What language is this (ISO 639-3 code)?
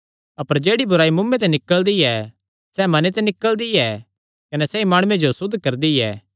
xnr